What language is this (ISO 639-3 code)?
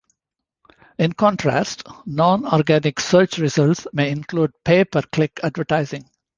eng